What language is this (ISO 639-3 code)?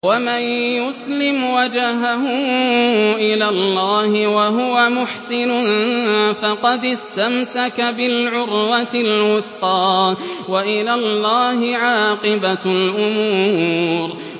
ara